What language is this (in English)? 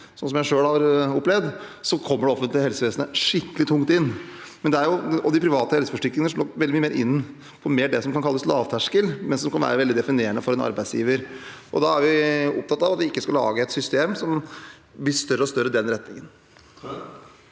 Norwegian